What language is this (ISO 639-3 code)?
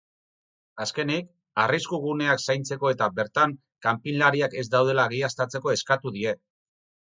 eus